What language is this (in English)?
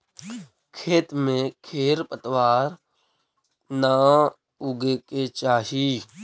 Magahi